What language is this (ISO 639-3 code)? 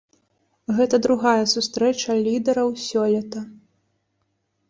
bel